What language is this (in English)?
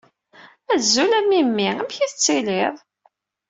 Kabyle